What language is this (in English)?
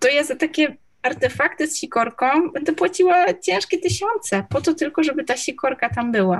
Polish